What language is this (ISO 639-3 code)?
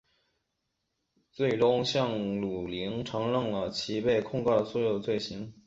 zho